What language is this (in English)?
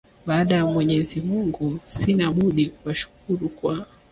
Swahili